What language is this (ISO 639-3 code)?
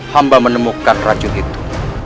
ind